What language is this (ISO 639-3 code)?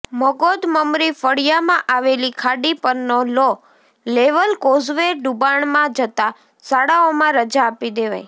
guj